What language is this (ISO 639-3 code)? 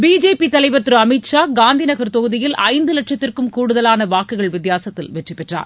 tam